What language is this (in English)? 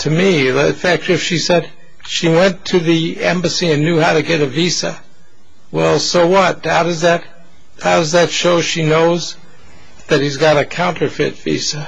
English